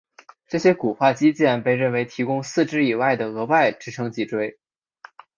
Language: Chinese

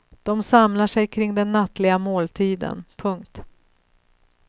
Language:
Swedish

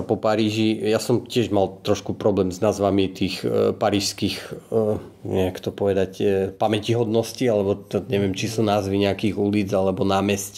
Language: Slovak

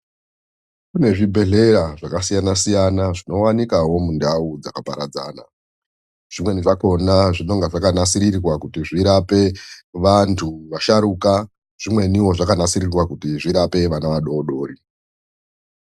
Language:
Ndau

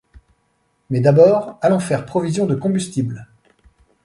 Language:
French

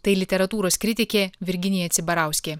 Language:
Lithuanian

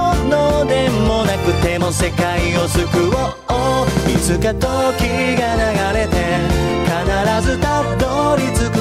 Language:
Korean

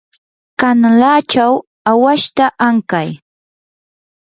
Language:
Yanahuanca Pasco Quechua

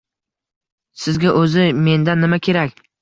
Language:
Uzbek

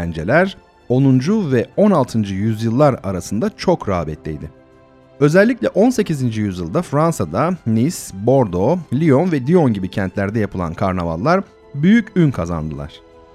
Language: Turkish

